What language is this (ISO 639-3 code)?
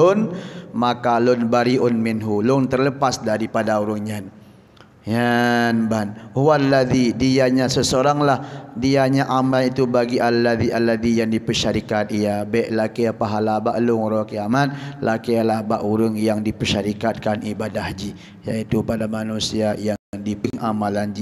msa